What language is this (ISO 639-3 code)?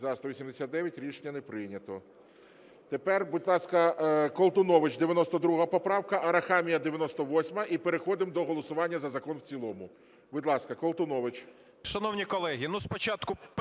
ukr